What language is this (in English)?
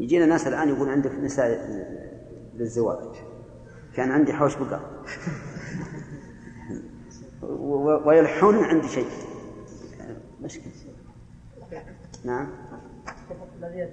Arabic